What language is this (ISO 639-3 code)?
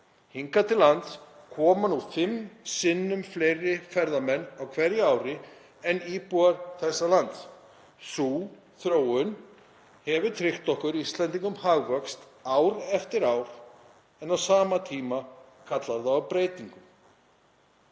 isl